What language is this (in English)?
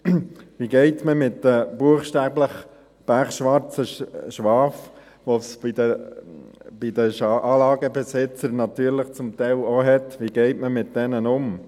Swiss German